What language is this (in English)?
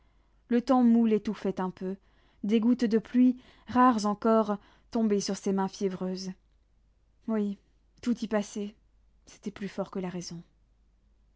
French